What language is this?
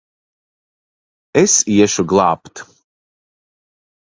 Latvian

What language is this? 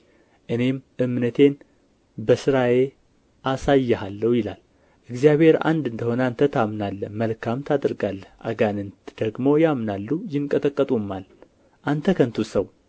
Amharic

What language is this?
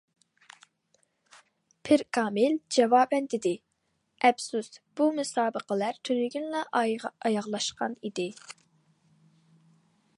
Uyghur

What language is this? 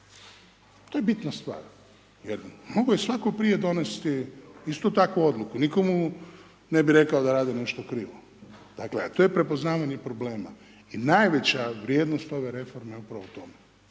Croatian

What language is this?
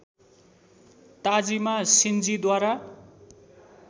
Nepali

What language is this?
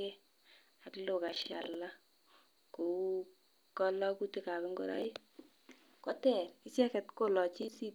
Kalenjin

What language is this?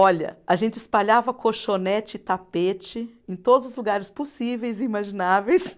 Portuguese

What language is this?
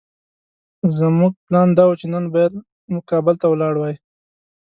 Pashto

